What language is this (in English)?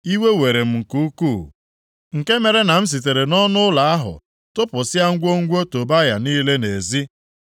Igbo